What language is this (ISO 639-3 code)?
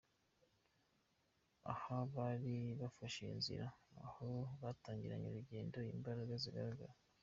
kin